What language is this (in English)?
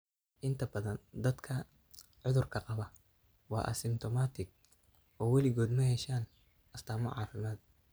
Somali